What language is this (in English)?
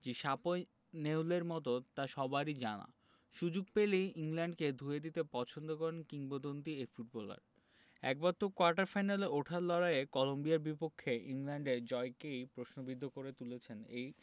Bangla